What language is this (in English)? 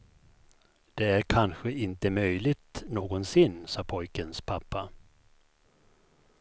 Swedish